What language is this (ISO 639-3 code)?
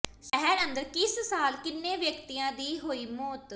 pan